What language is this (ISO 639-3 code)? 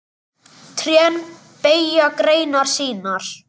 isl